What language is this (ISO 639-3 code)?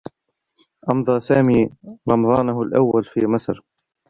ara